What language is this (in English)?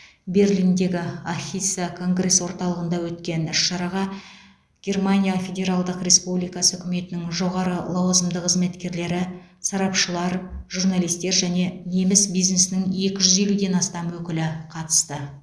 Kazakh